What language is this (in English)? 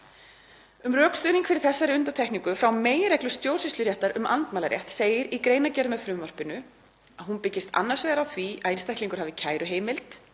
Icelandic